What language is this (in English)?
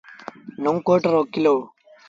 Sindhi Bhil